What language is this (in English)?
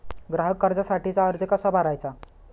Marathi